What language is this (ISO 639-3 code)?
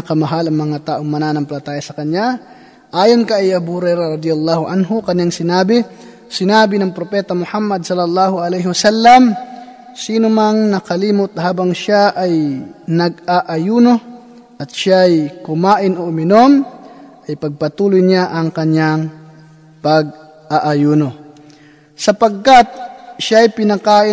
fil